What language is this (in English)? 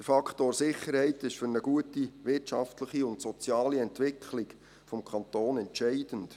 Swiss German